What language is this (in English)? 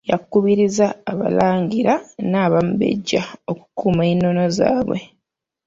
Ganda